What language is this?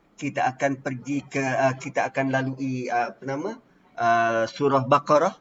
Malay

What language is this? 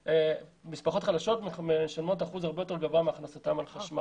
Hebrew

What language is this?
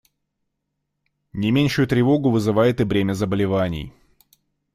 Russian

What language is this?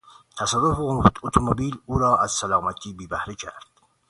Persian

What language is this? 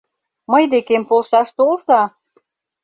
Mari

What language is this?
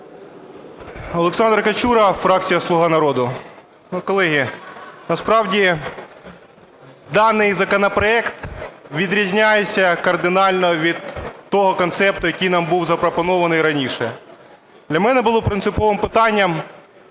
Ukrainian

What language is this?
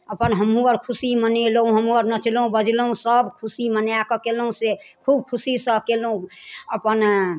Maithili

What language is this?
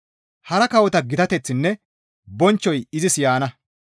Gamo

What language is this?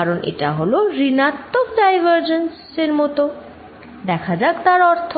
Bangla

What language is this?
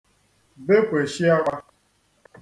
Igbo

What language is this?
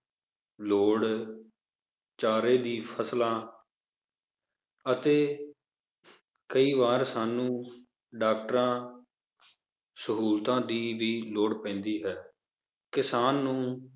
Punjabi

